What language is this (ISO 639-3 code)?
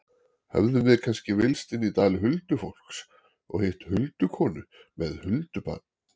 isl